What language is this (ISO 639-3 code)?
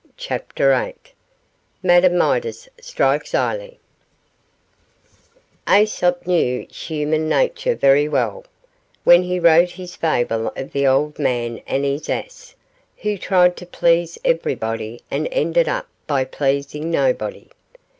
eng